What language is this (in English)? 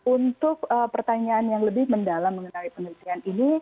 Indonesian